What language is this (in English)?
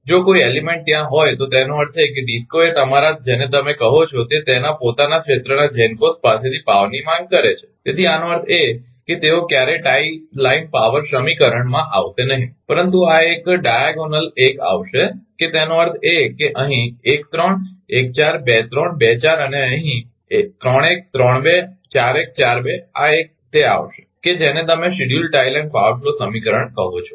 Gujarati